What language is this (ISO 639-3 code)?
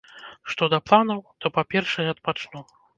bel